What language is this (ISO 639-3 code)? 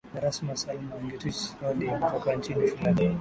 swa